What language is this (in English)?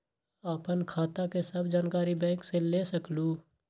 Magahi